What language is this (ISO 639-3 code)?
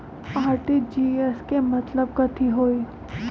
mag